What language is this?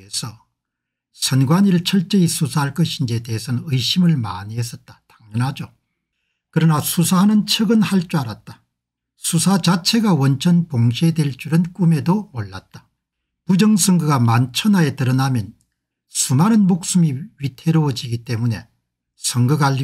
Korean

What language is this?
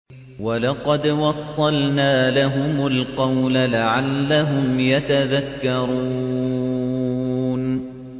Arabic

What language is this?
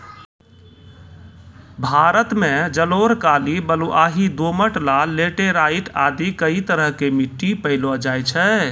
Maithili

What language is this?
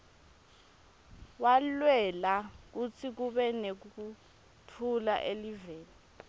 Swati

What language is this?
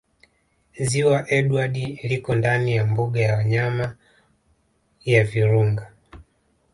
Swahili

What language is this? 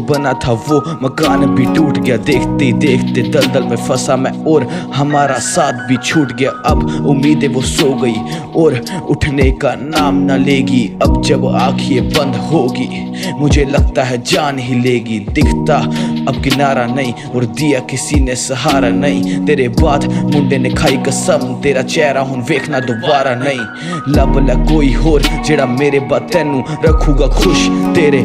Hindi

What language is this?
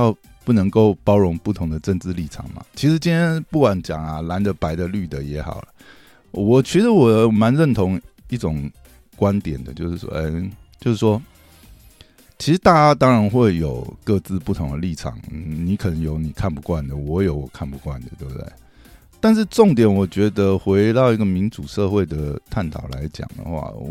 Chinese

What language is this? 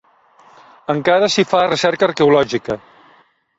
Catalan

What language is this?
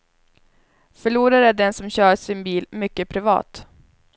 Swedish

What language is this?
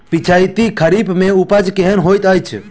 Maithili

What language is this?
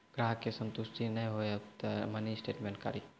Maithili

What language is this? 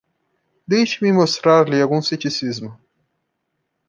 Portuguese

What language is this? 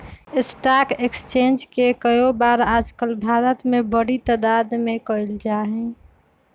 Magahi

